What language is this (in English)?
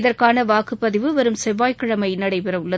Tamil